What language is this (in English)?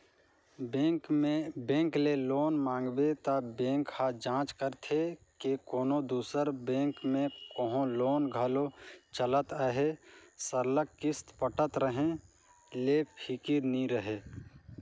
Chhattisgarhi